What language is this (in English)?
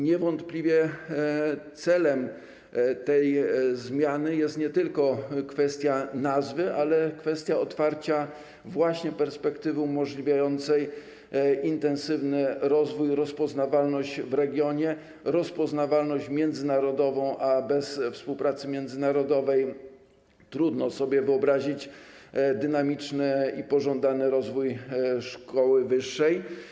Polish